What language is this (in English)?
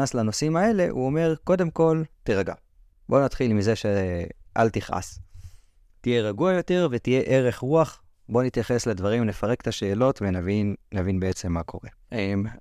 Hebrew